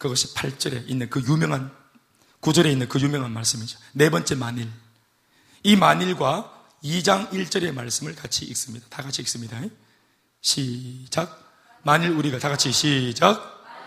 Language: Korean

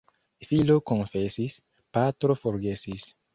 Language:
Esperanto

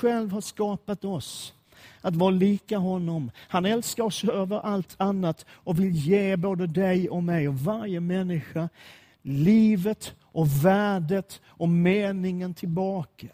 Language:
Swedish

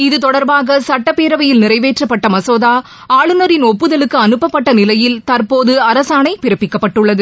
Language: Tamil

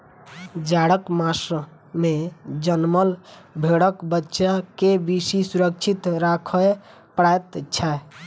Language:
Maithili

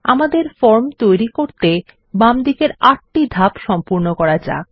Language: Bangla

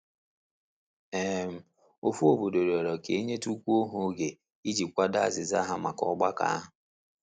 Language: Igbo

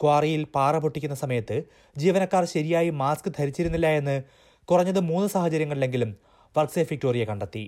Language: Malayalam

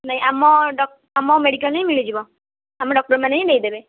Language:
Odia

